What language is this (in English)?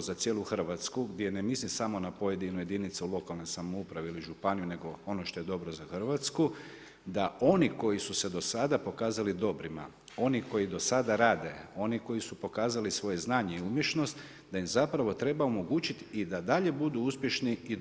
Croatian